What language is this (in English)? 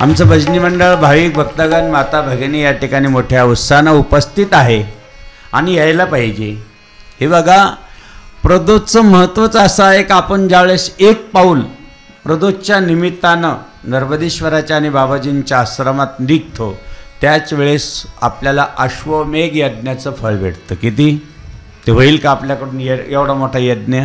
Marathi